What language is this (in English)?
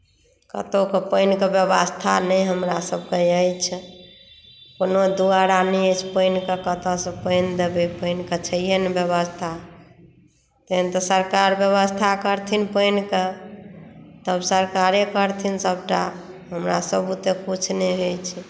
Maithili